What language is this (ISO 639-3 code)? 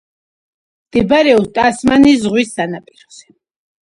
kat